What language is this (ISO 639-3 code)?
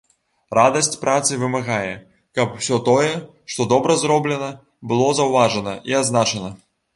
bel